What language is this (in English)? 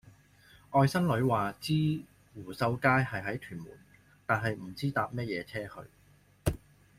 Cantonese